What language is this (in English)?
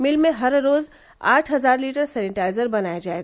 Hindi